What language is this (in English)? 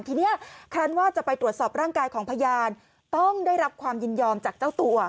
Thai